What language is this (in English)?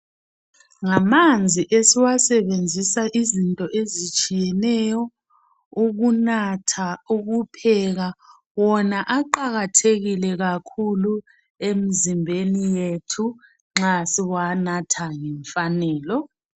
North Ndebele